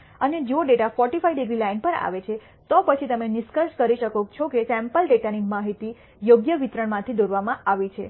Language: Gujarati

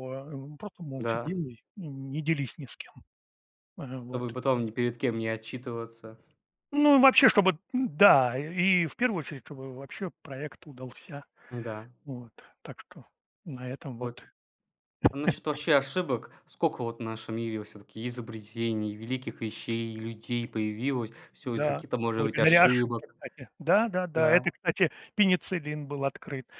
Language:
Russian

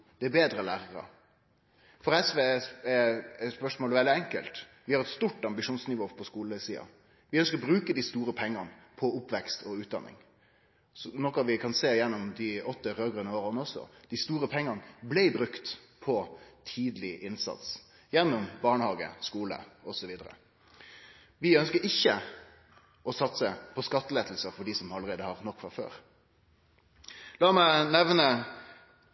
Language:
Norwegian Nynorsk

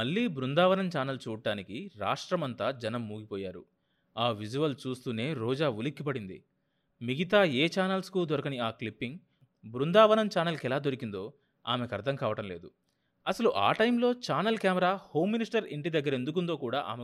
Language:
Telugu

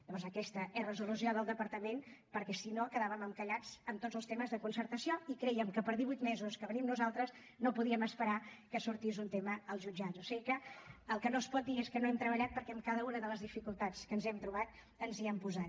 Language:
Catalan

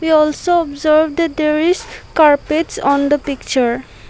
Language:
English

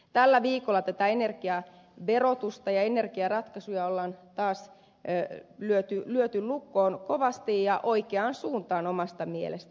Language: Finnish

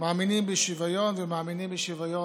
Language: Hebrew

